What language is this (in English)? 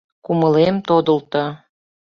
Mari